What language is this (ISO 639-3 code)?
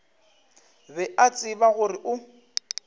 nso